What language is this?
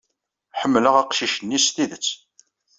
Kabyle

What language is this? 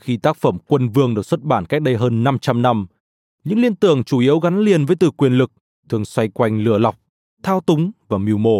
Vietnamese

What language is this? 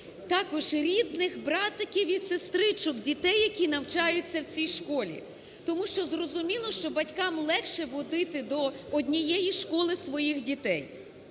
Ukrainian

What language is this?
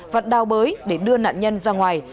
Vietnamese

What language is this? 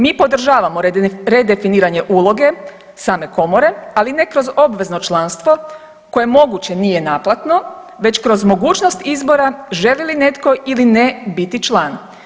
Croatian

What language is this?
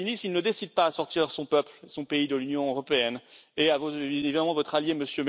French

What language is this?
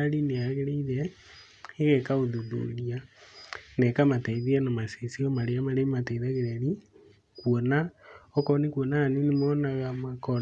Kikuyu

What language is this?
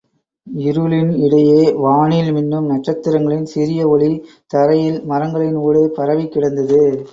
Tamil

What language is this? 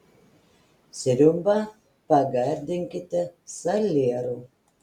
Lithuanian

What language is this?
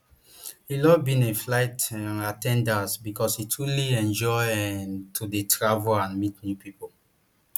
Nigerian Pidgin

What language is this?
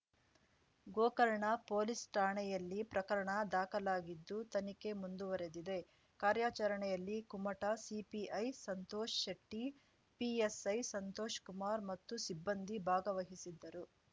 Kannada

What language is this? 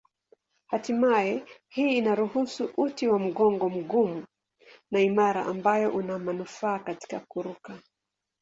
Swahili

